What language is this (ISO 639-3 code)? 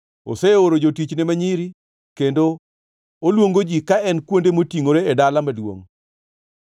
luo